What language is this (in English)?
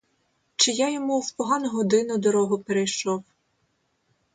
Ukrainian